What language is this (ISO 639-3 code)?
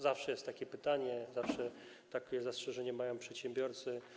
pol